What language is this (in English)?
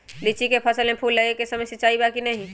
Magahi